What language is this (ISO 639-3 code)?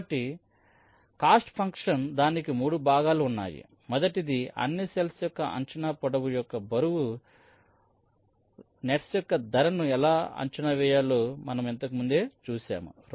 tel